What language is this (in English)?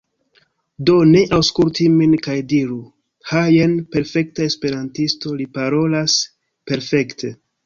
Esperanto